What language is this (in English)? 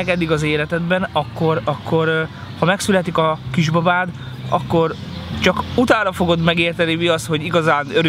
Hungarian